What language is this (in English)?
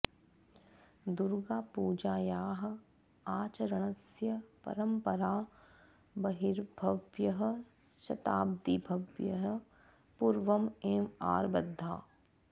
Sanskrit